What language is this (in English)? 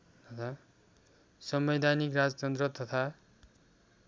Nepali